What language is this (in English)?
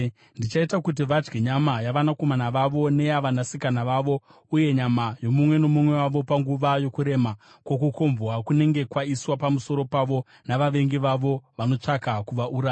Shona